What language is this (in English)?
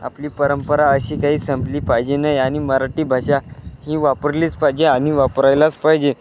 Marathi